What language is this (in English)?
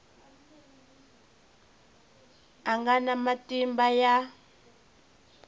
Tsonga